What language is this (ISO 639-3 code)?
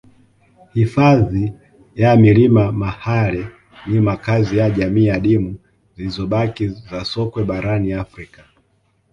swa